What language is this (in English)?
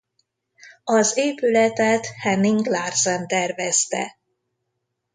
Hungarian